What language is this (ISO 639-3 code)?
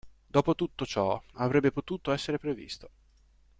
ita